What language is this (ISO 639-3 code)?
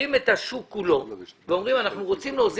heb